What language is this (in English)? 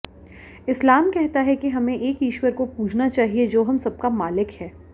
Hindi